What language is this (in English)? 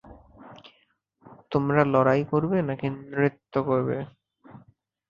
Bangla